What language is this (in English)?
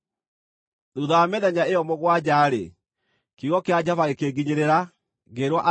Kikuyu